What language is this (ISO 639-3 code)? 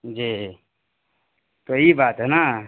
urd